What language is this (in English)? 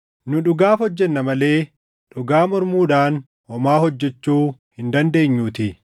Oromo